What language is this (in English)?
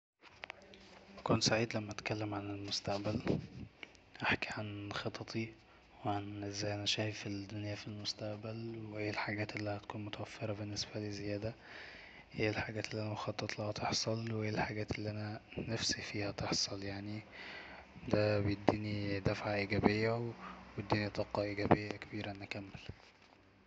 Egyptian Arabic